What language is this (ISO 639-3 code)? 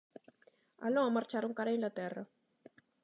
glg